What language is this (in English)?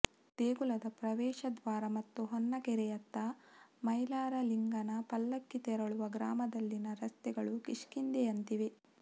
Kannada